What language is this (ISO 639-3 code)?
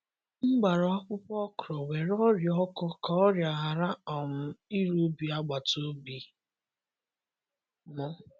ibo